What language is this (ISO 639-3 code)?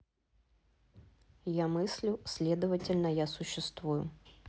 rus